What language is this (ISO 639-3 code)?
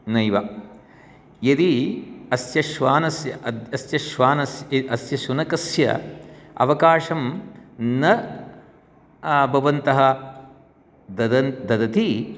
san